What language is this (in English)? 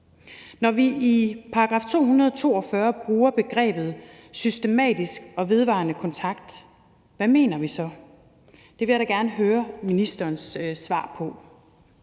Danish